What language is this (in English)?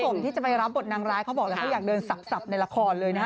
Thai